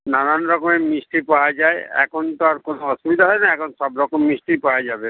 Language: Bangla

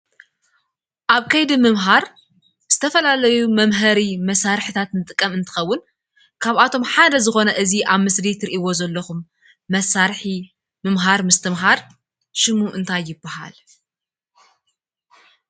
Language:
Tigrinya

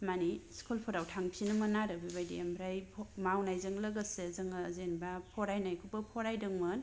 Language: Bodo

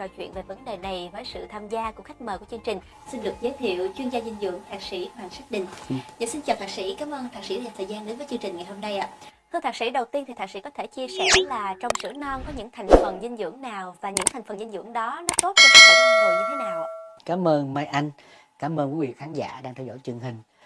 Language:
Vietnamese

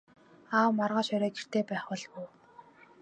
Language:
Mongolian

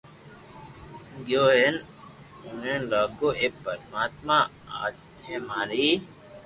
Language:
Loarki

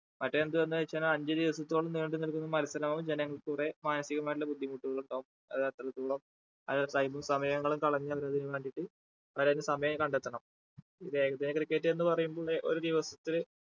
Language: Malayalam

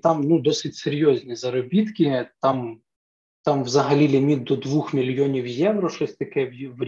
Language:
Ukrainian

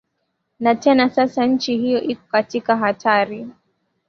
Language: Swahili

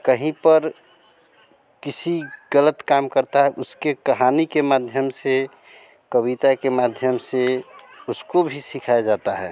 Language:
Hindi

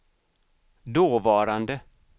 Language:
Swedish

